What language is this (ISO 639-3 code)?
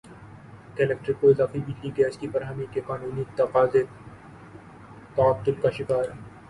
urd